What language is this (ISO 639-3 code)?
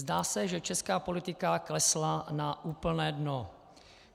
ces